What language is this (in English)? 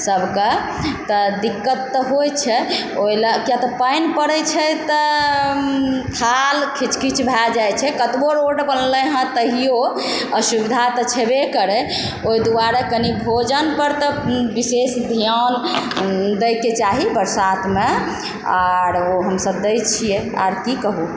Maithili